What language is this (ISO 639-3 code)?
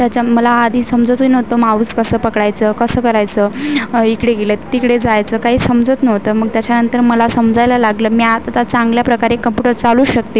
mar